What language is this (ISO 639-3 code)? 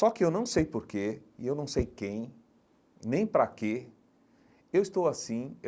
por